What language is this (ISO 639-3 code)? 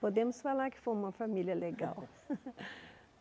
por